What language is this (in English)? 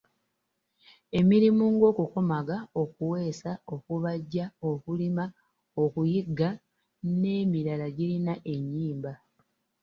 Ganda